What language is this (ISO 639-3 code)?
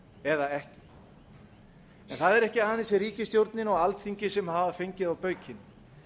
isl